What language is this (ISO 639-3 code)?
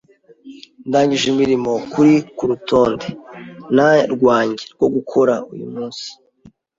kin